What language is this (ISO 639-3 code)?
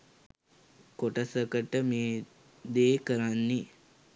sin